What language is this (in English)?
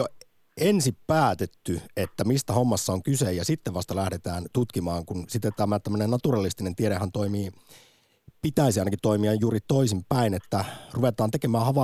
Finnish